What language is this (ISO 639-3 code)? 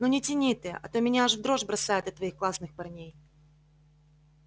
rus